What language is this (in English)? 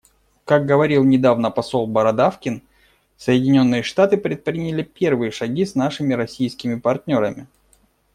Russian